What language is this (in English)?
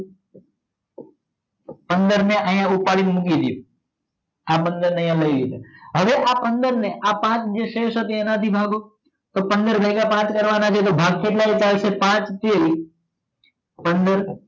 Gujarati